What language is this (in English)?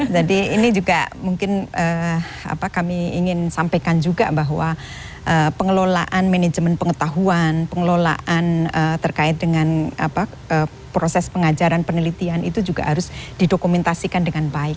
Indonesian